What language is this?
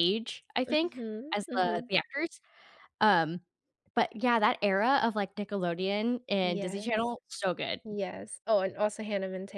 English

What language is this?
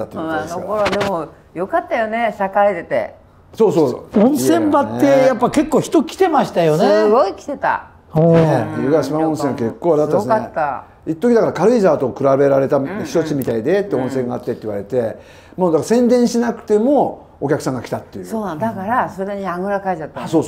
Japanese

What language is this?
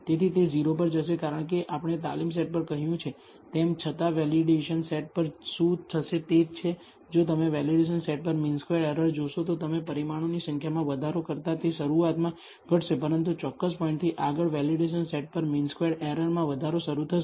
Gujarati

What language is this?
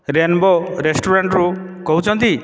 Odia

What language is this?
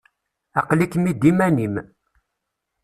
Kabyle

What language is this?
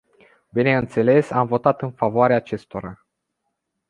Romanian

